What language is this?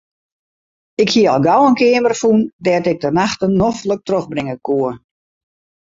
Western Frisian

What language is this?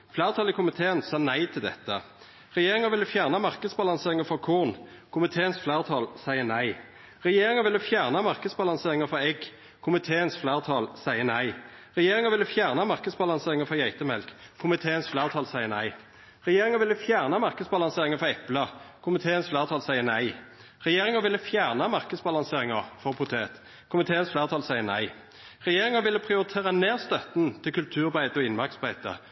Norwegian Nynorsk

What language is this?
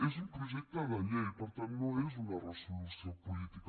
Catalan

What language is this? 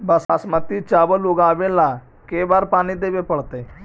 Magahi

